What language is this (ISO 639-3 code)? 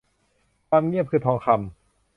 tha